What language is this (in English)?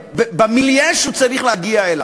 Hebrew